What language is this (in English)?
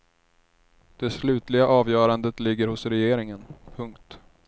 Swedish